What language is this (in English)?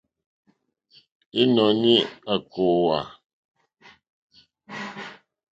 Mokpwe